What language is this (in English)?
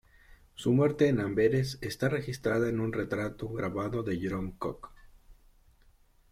Spanish